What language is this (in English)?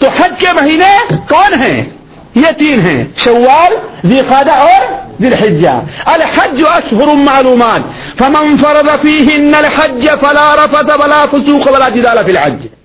Urdu